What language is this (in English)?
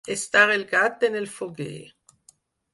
Catalan